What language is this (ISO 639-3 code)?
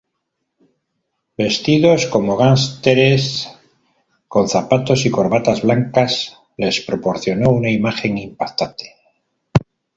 spa